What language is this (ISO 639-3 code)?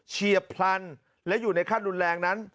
tha